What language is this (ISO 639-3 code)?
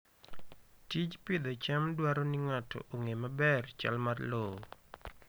luo